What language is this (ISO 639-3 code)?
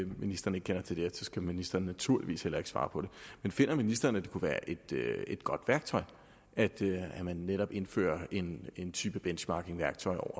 dan